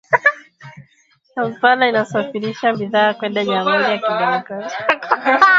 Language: Swahili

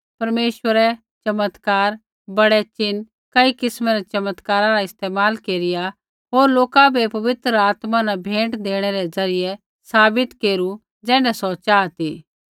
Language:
Kullu Pahari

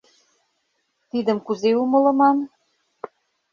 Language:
Mari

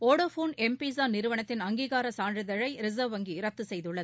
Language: Tamil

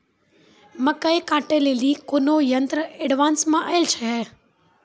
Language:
Maithili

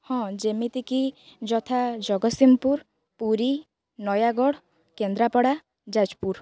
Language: Odia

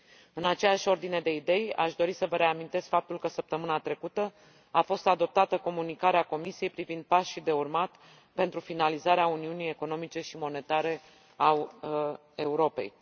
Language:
Romanian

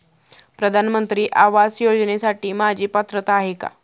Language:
Marathi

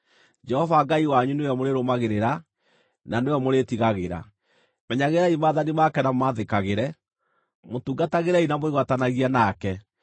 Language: Kikuyu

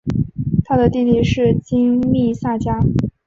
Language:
Chinese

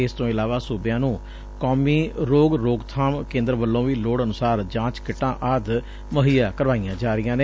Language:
Punjabi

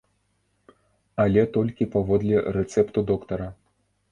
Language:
Belarusian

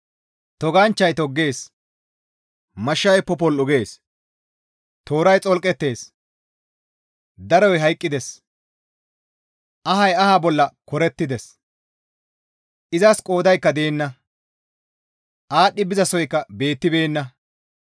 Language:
Gamo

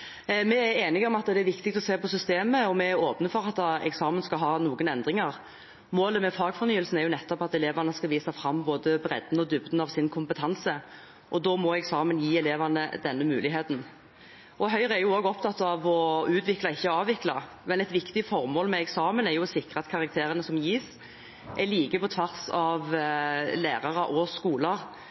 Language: Norwegian Bokmål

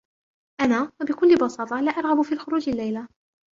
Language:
Arabic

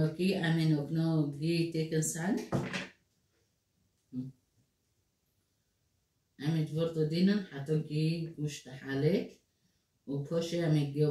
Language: Arabic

